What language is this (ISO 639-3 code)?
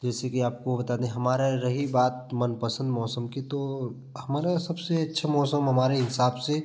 hin